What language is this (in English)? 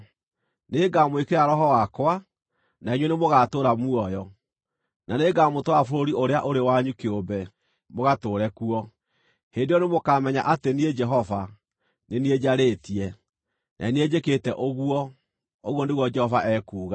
Kikuyu